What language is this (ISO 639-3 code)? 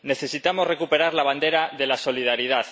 spa